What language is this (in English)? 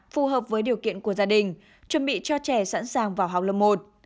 Vietnamese